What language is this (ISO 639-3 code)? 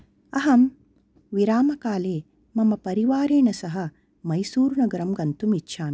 san